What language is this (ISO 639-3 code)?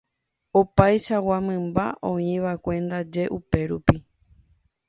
grn